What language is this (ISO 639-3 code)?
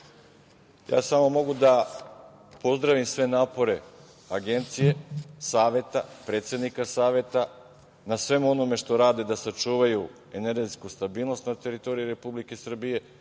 srp